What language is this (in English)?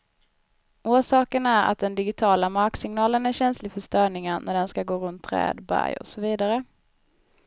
Swedish